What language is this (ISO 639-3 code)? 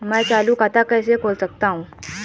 hin